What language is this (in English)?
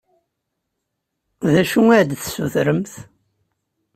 Kabyle